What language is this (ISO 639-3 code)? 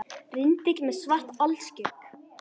isl